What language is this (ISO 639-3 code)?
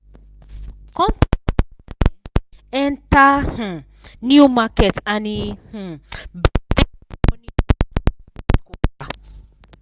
pcm